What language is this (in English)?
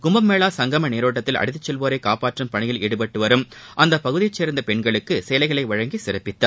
Tamil